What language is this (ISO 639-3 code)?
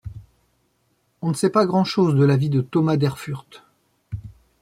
fra